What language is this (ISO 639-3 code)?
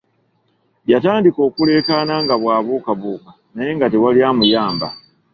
lug